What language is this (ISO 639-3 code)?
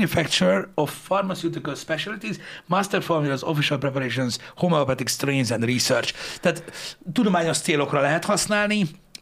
hun